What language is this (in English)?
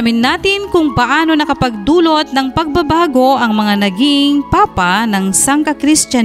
Filipino